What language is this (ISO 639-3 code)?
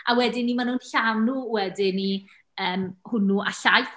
cym